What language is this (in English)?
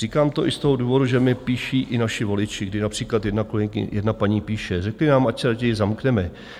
Czech